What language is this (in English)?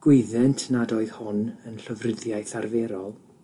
Welsh